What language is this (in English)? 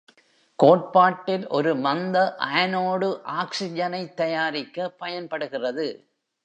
Tamil